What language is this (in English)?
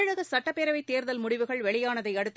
Tamil